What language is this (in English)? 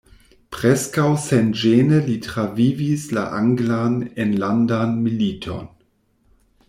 Esperanto